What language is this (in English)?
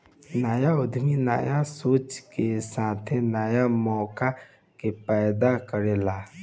Bhojpuri